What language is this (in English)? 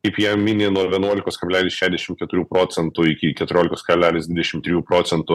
Lithuanian